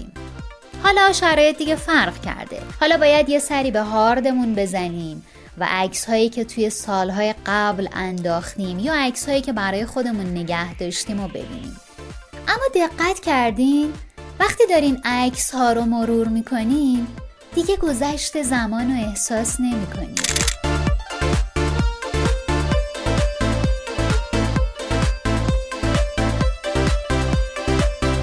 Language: Persian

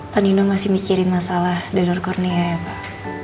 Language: Indonesian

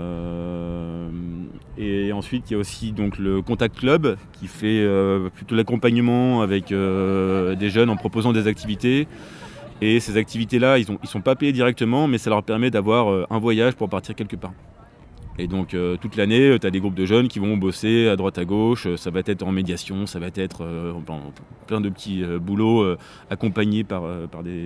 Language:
French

